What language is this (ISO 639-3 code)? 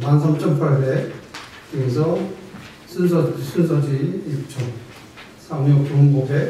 kor